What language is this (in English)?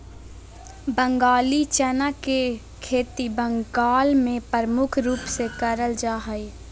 Magahi